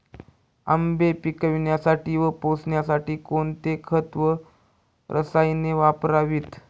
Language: Marathi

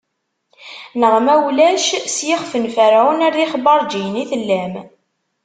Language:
Kabyle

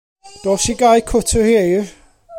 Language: Welsh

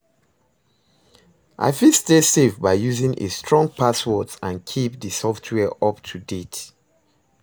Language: Nigerian Pidgin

